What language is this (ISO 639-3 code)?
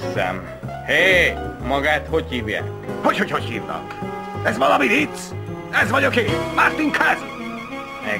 hun